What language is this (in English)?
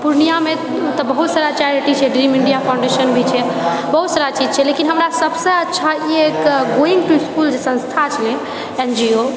Maithili